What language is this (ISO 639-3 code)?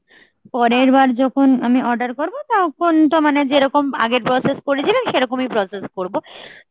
ben